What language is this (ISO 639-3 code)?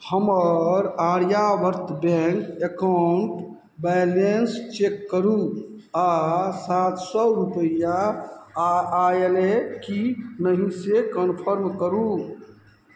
mai